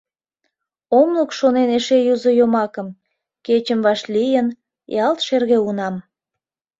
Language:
Mari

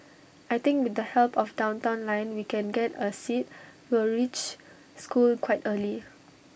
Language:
English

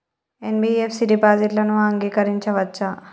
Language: Telugu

